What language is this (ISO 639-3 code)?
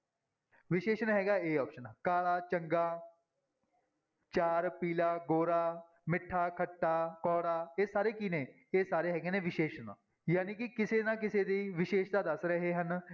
pan